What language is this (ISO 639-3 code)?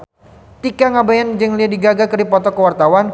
sun